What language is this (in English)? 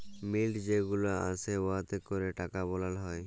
Bangla